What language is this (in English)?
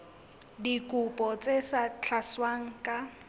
Southern Sotho